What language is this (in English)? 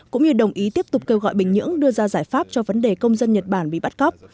Vietnamese